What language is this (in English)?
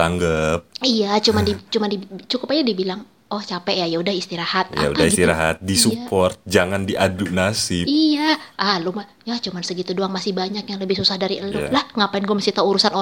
Indonesian